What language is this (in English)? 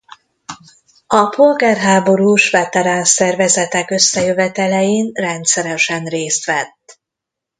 Hungarian